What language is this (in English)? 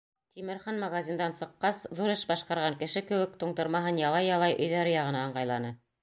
Bashkir